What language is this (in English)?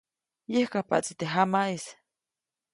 Copainalá Zoque